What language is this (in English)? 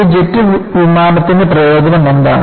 Malayalam